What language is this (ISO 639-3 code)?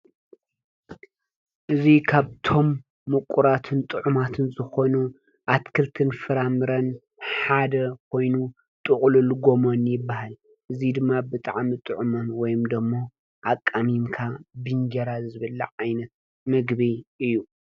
tir